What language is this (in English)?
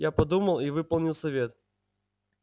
Russian